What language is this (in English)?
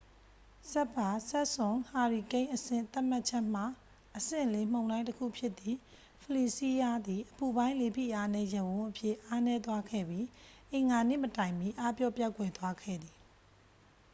Burmese